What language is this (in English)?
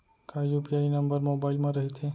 Chhattisgarhi